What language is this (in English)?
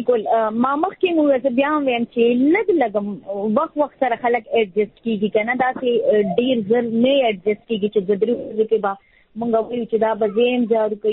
Urdu